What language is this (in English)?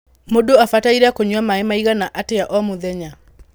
Kikuyu